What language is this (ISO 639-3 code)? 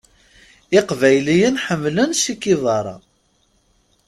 kab